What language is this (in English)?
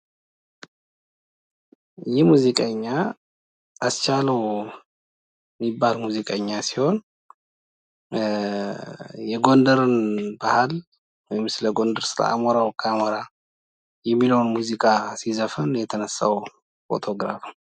Amharic